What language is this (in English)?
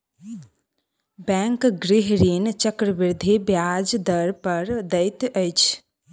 Maithili